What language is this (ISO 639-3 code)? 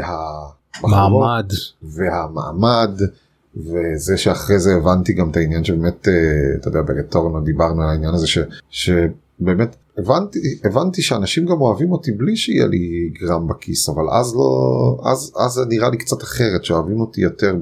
heb